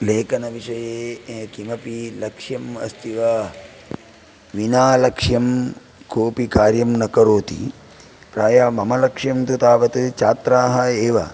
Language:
Sanskrit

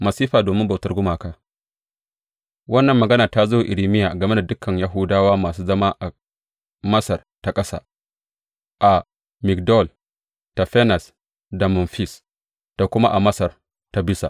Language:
Hausa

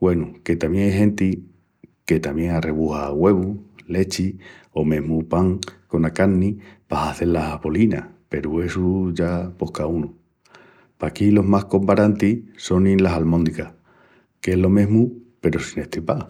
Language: Extremaduran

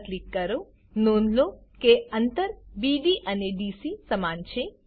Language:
Gujarati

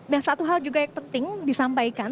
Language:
Indonesian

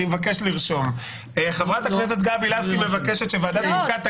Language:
Hebrew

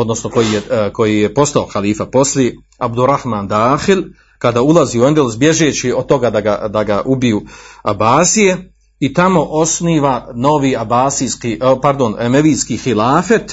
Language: Croatian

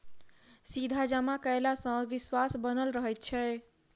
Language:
Maithili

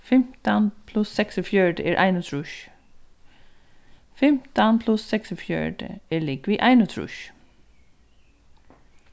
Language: Faroese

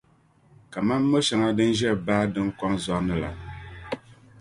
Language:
Dagbani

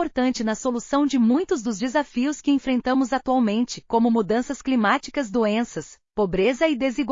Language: Portuguese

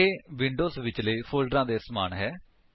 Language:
Punjabi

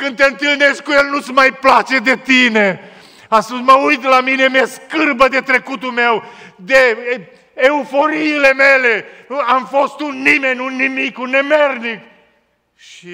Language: Romanian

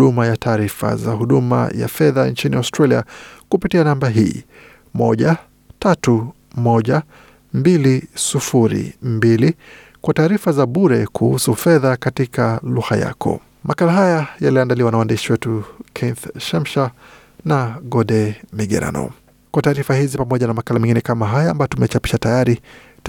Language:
Swahili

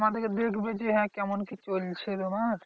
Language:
Bangla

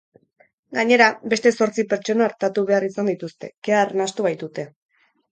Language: Basque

